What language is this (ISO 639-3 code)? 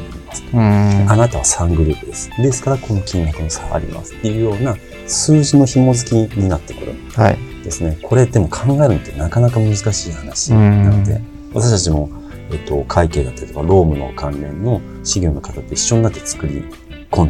jpn